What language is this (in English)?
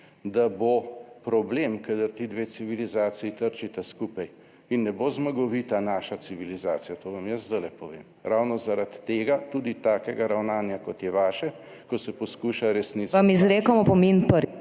Slovenian